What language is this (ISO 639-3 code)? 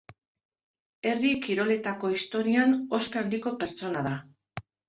eus